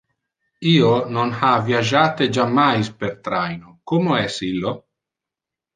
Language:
Interlingua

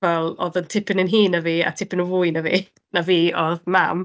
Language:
Welsh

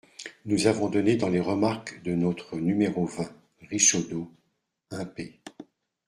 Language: French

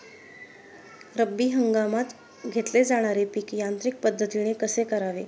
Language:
Marathi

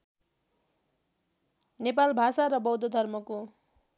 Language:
Nepali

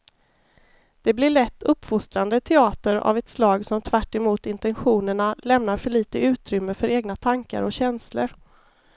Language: Swedish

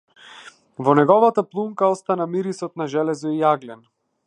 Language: Macedonian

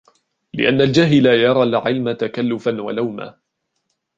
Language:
Arabic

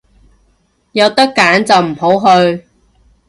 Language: Cantonese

